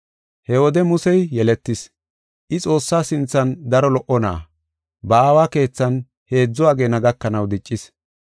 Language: Gofa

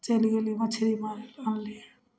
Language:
Maithili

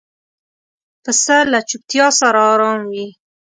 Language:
Pashto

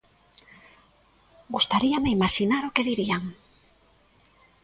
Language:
Galician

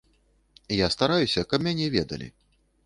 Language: Belarusian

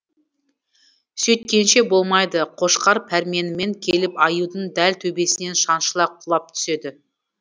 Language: Kazakh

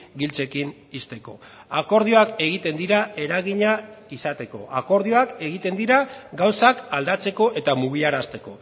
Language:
Basque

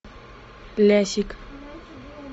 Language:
Russian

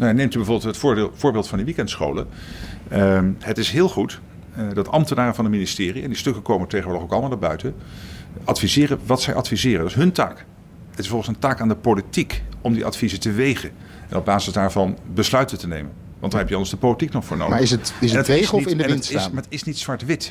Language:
Dutch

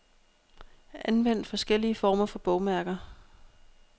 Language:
Danish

